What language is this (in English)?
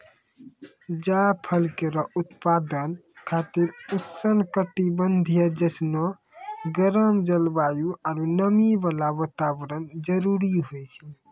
Maithili